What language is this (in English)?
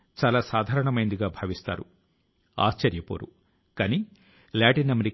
Telugu